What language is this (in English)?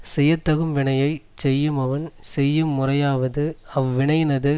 Tamil